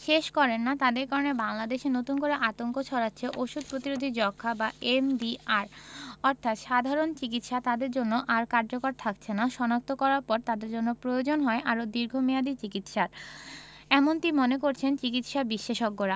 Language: Bangla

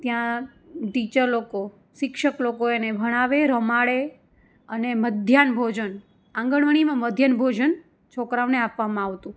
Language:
Gujarati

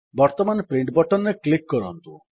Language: Odia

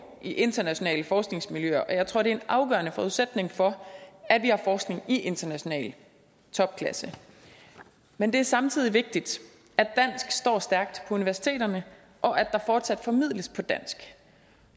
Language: Danish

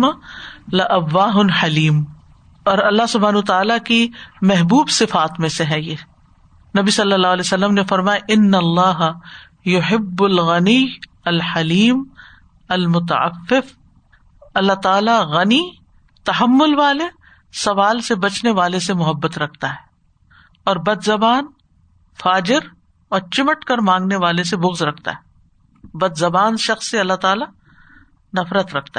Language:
Urdu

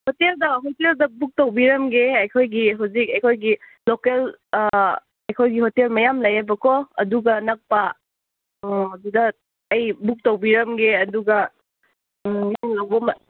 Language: Manipuri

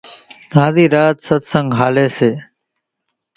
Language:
Kachi Koli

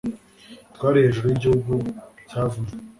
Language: Kinyarwanda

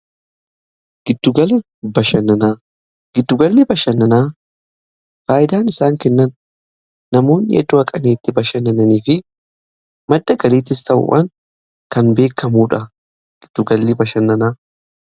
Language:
Oromo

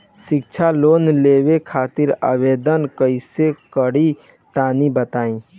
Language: Bhojpuri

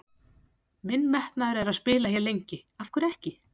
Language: Icelandic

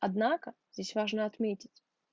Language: Russian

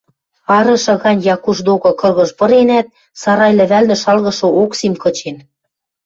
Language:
Western Mari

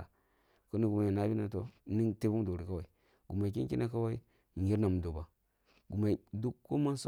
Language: Kulung (Nigeria)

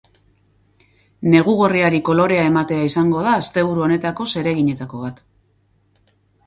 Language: Basque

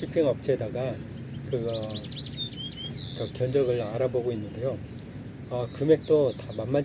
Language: Korean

